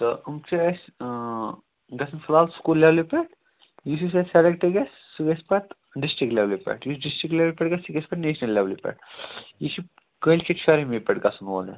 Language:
Kashmiri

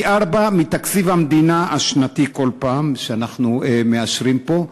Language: Hebrew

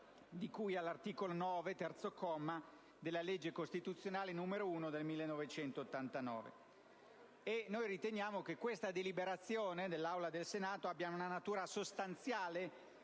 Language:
Italian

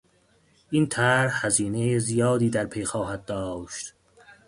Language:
Persian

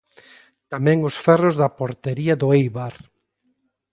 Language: Galician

